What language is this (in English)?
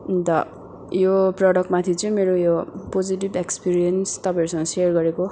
Nepali